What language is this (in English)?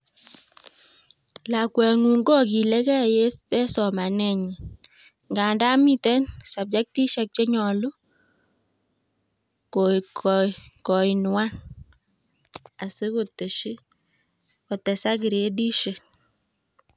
Kalenjin